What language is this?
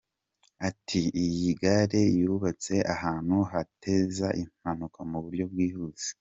Kinyarwanda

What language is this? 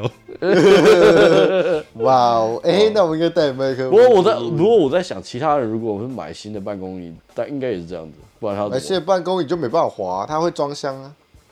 Chinese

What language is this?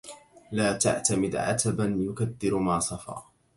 Arabic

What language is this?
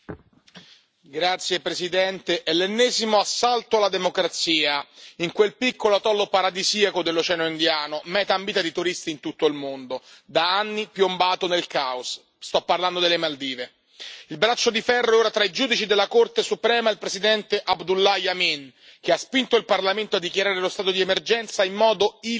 Italian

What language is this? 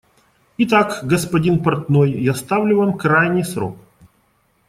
Russian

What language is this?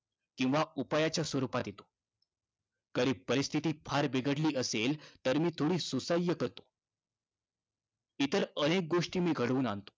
Marathi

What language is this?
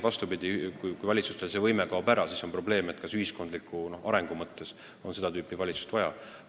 Estonian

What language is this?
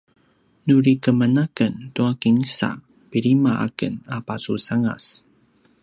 Paiwan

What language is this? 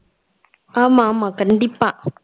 Tamil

